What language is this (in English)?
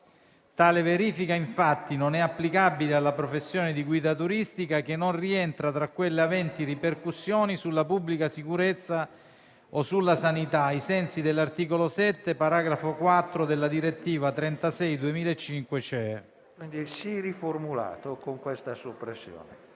Italian